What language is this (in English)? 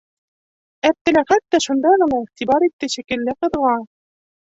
Bashkir